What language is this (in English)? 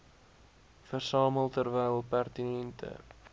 Afrikaans